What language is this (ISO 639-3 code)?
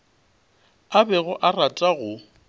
nso